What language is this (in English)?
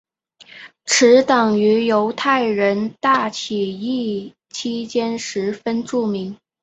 Chinese